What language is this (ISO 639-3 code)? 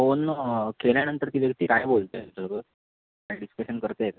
mar